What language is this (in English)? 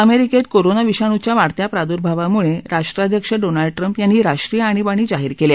Marathi